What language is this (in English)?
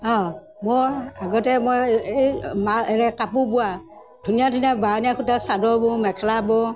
Assamese